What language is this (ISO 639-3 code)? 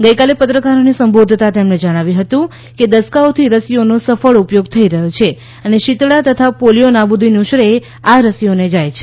guj